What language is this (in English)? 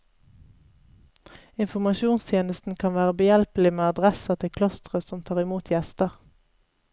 Norwegian